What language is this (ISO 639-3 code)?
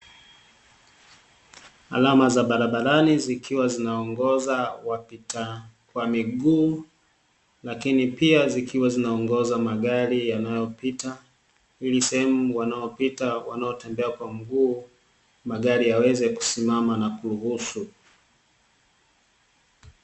swa